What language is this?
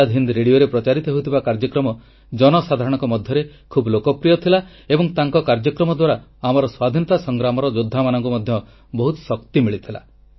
Odia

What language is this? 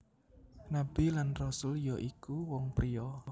Javanese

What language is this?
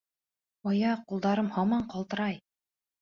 Bashkir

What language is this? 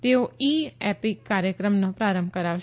Gujarati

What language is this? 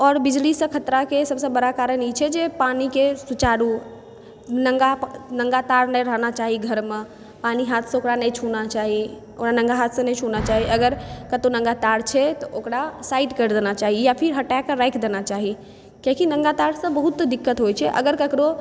Maithili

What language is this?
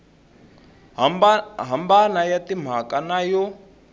Tsonga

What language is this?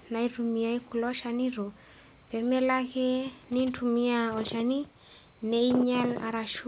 Masai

